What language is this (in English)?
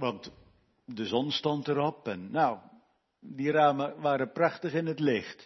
Dutch